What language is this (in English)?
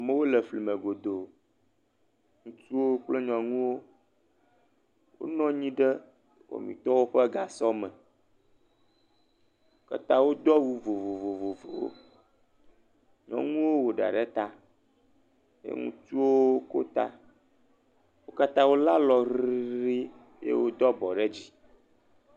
Ewe